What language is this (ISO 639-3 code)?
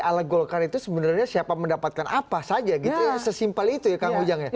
ind